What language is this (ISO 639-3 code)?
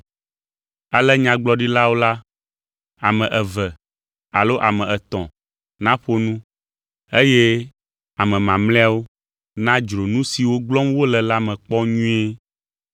ewe